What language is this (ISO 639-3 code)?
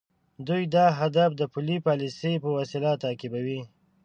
pus